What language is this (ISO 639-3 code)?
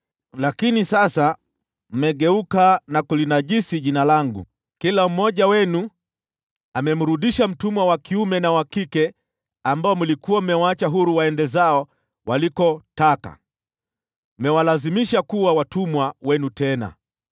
swa